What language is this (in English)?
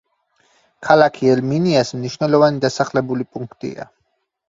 Georgian